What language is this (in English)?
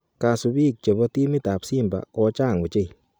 Kalenjin